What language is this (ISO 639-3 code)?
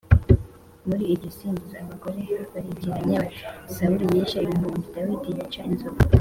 kin